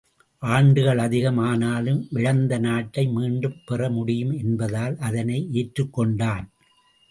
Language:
Tamil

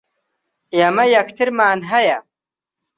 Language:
Central Kurdish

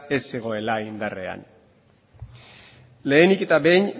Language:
Basque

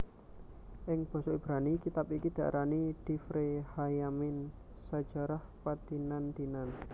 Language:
Javanese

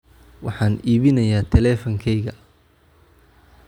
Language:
Somali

